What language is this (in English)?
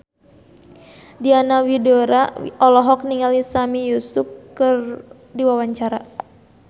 Sundanese